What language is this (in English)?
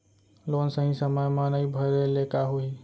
Chhattisgarhi